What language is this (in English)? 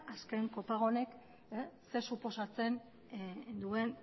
Basque